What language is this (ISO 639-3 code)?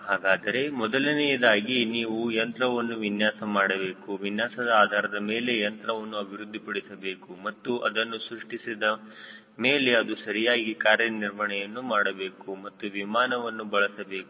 kan